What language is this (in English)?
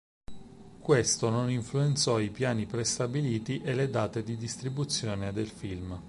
Italian